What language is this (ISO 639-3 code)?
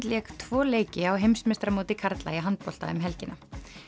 isl